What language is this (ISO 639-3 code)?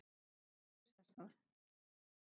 isl